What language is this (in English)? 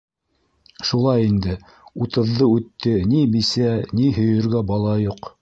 Bashkir